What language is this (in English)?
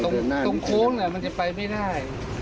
Thai